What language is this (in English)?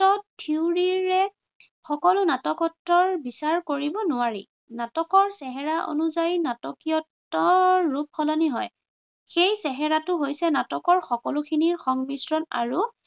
Assamese